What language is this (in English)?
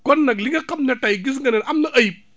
Wolof